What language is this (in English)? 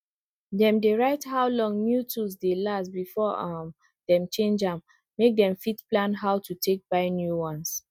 Nigerian Pidgin